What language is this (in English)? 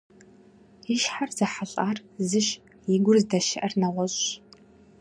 Kabardian